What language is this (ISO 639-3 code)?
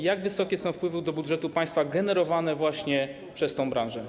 pol